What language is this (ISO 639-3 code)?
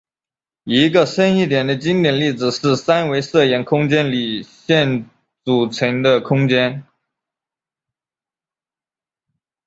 zho